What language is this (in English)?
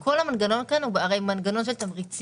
Hebrew